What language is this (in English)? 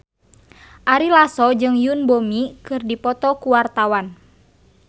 Sundanese